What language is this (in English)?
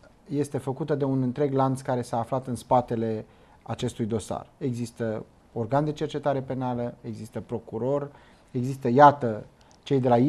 Romanian